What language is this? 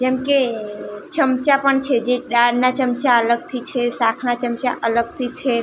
Gujarati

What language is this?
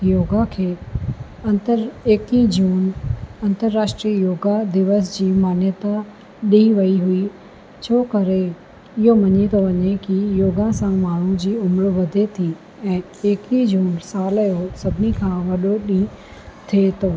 Sindhi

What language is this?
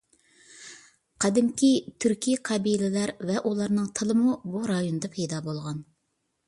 Uyghur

